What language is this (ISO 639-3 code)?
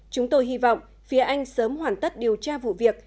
vie